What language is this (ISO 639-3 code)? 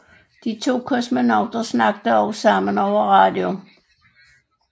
dan